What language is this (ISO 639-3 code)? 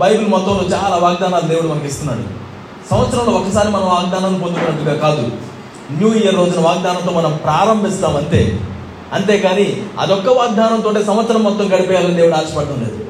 tel